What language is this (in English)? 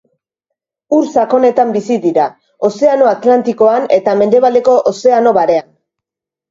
Basque